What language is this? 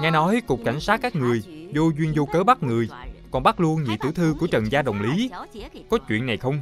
Vietnamese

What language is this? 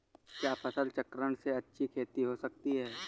Hindi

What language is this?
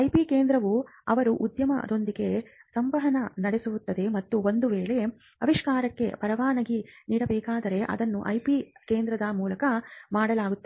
Kannada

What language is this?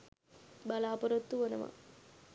Sinhala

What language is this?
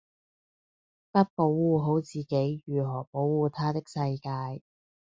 Cantonese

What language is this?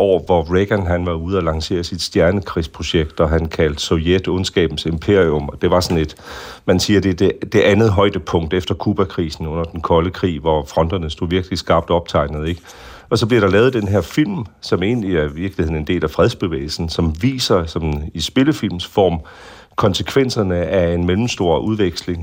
Danish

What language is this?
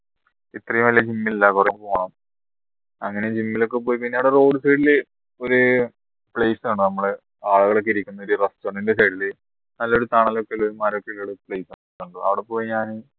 Malayalam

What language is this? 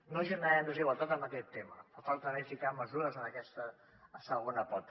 Catalan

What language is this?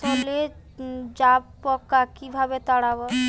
Bangla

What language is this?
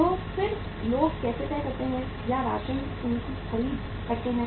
Hindi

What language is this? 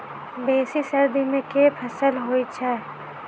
Maithili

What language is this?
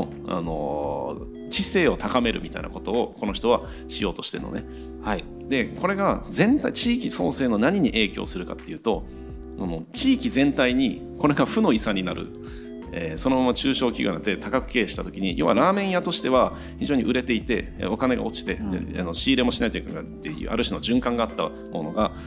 Japanese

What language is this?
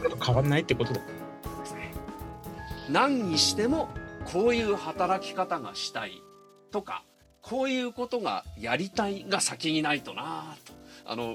Japanese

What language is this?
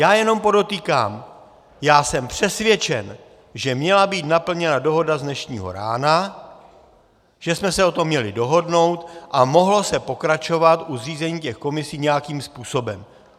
Czech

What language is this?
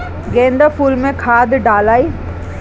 Bhojpuri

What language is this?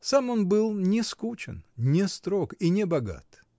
Russian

